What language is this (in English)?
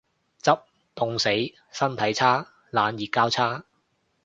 Cantonese